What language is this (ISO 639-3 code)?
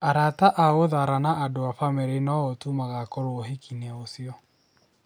kik